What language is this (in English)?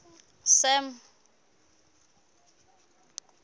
Southern Sotho